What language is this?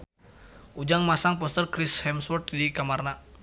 Sundanese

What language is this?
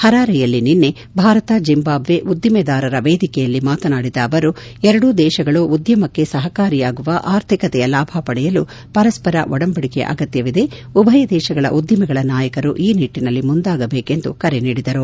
Kannada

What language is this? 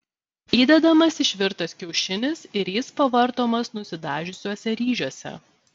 Lithuanian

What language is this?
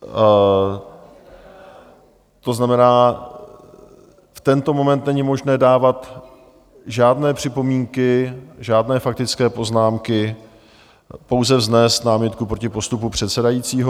Czech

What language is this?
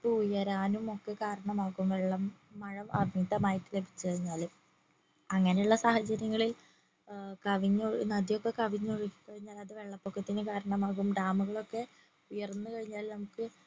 Malayalam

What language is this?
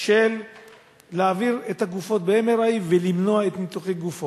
Hebrew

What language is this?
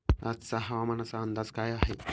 Marathi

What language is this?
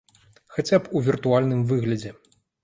Belarusian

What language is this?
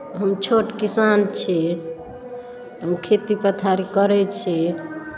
Maithili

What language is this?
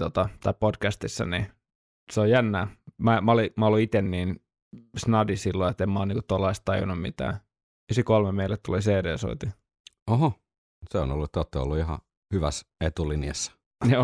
Finnish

